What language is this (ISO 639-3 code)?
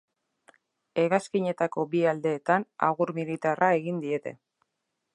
eus